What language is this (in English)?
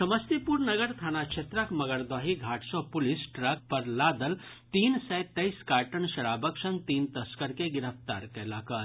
Maithili